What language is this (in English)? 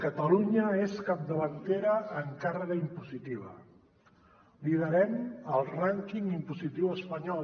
Catalan